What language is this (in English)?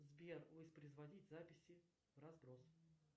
Russian